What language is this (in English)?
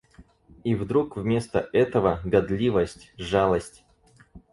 Russian